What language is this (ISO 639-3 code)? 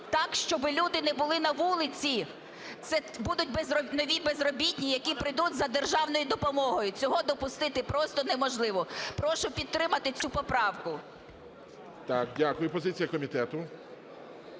ukr